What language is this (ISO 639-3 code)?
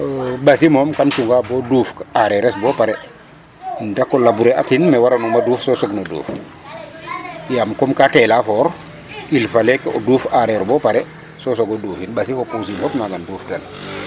srr